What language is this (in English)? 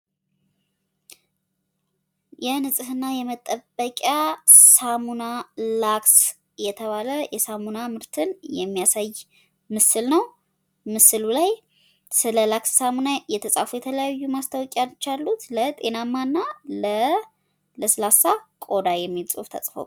Amharic